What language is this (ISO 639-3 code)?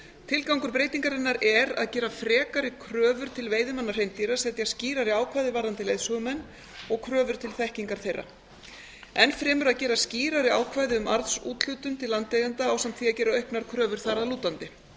isl